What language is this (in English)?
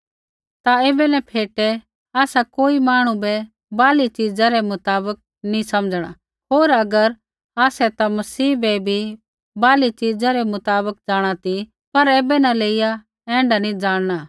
Kullu Pahari